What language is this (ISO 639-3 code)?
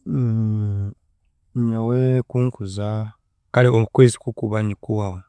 cgg